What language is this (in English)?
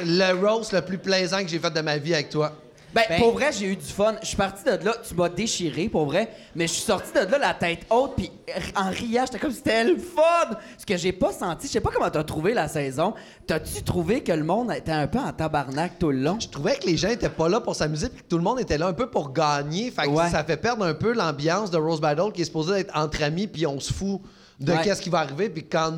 French